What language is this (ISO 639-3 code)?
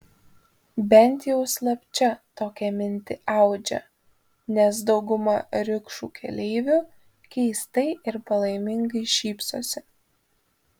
lit